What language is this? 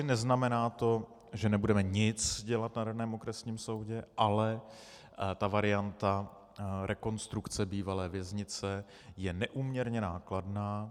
Czech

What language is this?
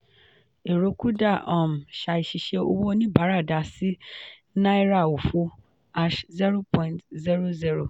Yoruba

